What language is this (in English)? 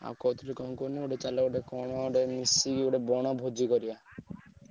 Odia